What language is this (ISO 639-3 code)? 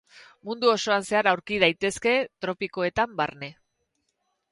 eus